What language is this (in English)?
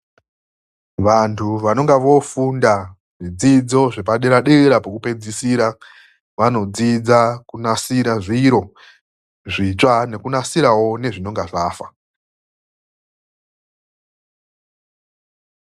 Ndau